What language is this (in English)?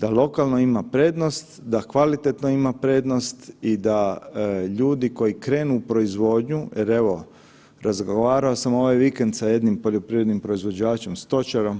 Croatian